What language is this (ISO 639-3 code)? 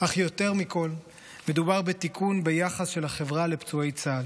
heb